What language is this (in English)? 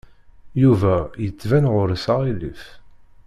Kabyle